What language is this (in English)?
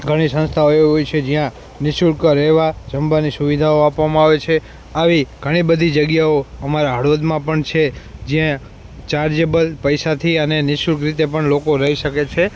Gujarati